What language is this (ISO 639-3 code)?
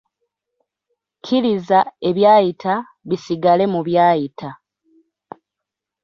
lug